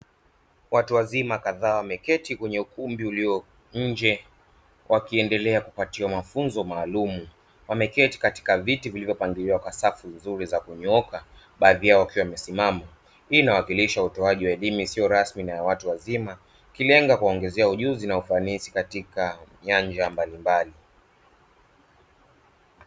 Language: Swahili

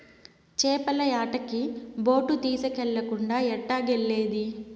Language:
Telugu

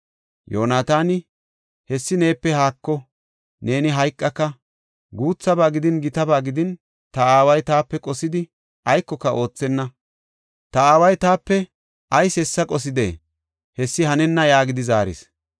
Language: Gofa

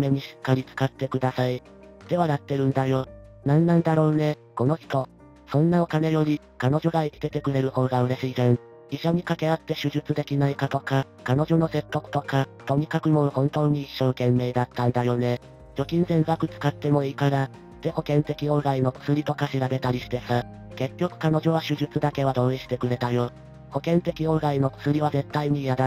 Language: Japanese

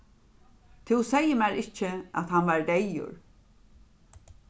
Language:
Faroese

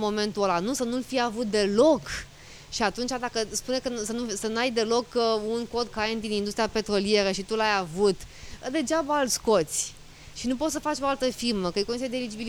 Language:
Romanian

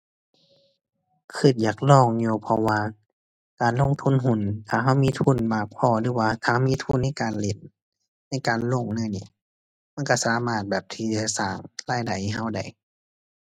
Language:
Thai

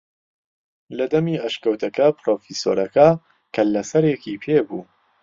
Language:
Central Kurdish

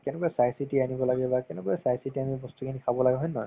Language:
Assamese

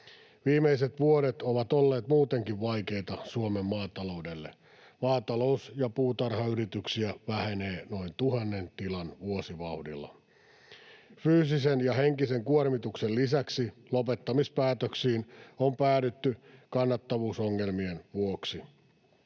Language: Finnish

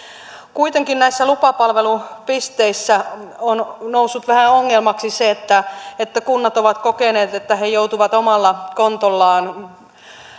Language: Finnish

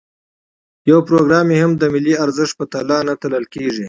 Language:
Pashto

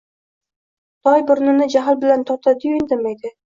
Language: Uzbek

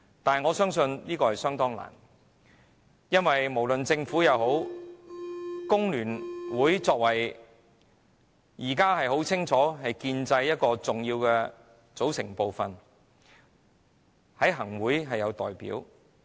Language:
Cantonese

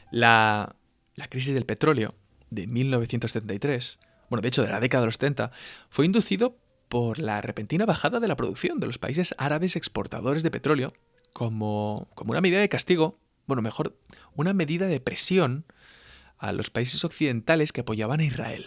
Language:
Spanish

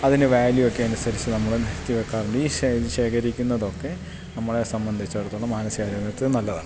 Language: Malayalam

